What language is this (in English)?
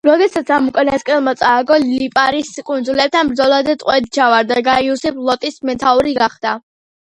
Georgian